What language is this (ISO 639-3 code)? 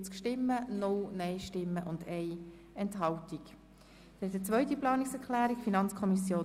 gsw